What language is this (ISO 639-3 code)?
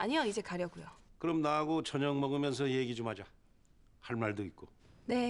kor